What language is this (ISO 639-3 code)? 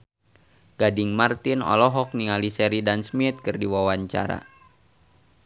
sun